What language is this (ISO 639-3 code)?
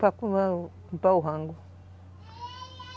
por